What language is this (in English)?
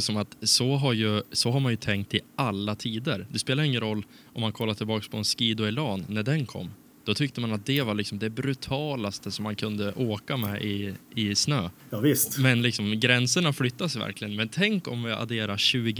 Swedish